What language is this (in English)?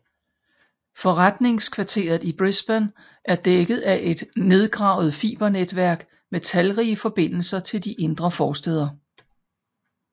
Danish